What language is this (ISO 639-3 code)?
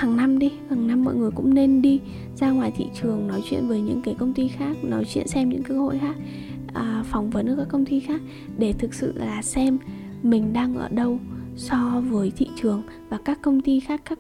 vie